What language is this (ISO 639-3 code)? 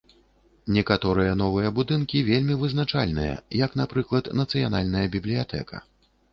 bel